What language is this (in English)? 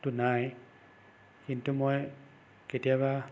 Assamese